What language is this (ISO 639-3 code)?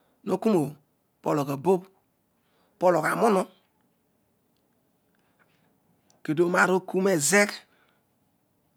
odu